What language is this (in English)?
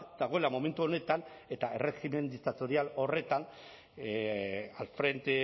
Basque